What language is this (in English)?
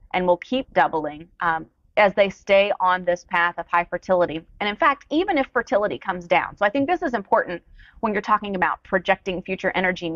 English